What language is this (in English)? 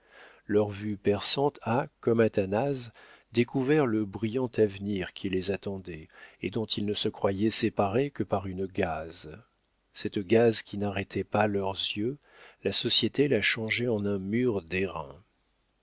French